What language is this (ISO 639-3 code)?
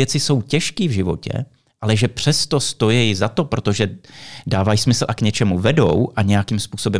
ces